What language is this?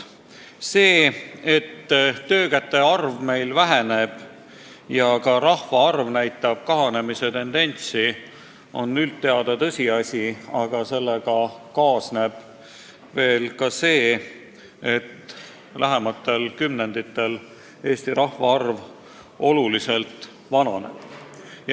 Estonian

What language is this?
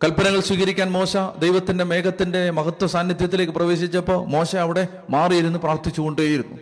Malayalam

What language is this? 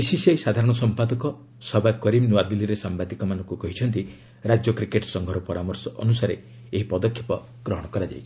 Odia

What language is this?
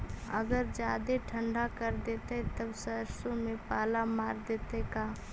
Magahi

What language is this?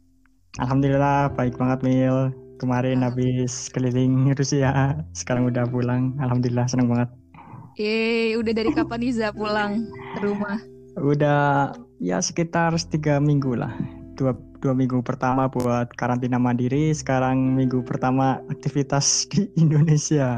Indonesian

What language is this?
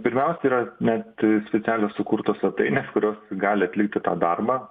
Lithuanian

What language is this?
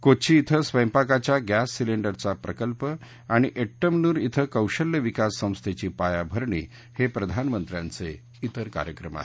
Marathi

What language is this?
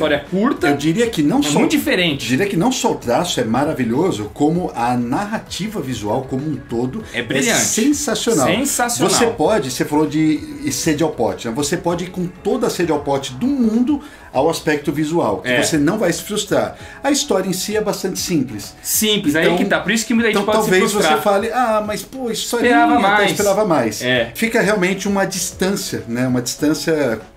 Portuguese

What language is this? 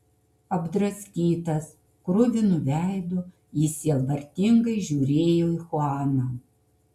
Lithuanian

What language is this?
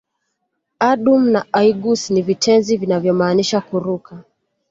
Swahili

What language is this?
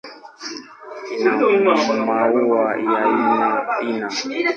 Swahili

